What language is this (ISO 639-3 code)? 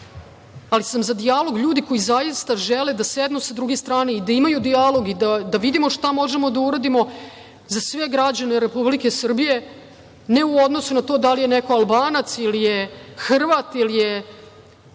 srp